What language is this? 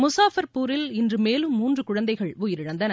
Tamil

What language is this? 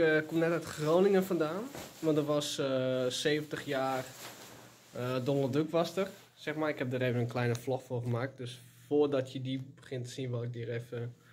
Dutch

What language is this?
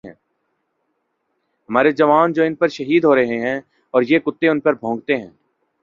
Urdu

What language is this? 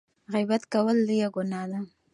Pashto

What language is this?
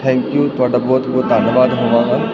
Punjabi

